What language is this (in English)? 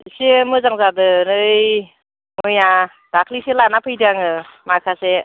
Bodo